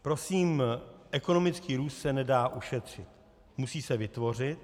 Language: Czech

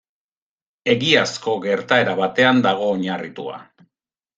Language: Basque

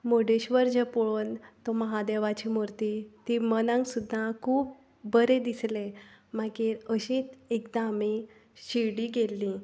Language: Konkani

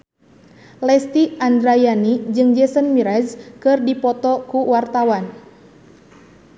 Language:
Sundanese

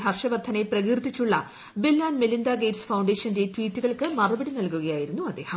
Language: Malayalam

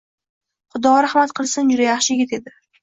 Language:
Uzbek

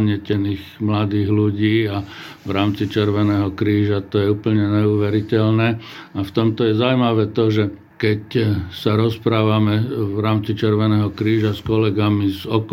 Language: Slovak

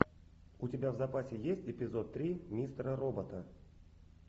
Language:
Russian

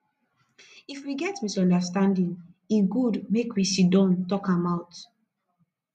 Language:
Nigerian Pidgin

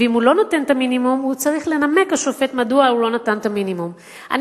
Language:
Hebrew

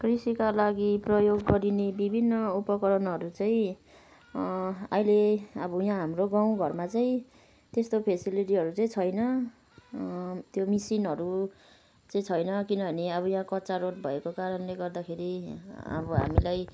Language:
Nepali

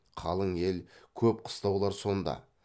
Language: Kazakh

